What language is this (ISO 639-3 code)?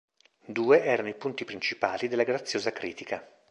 ita